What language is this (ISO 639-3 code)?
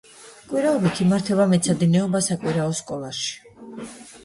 kat